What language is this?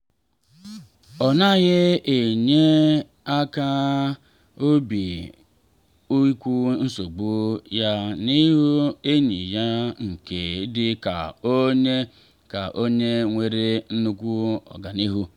Igbo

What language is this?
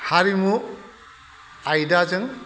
Bodo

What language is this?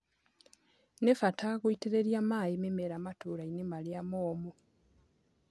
Kikuyu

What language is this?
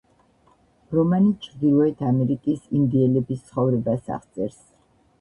Georgian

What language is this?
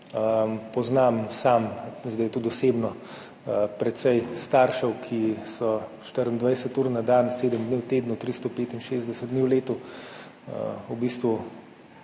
Slovenian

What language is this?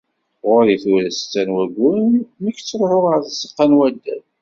Kabyle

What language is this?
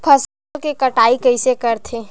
Chhattisgarhi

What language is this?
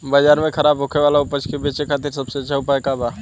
Bhojpuri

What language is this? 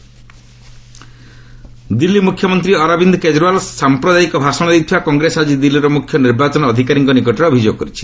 Odia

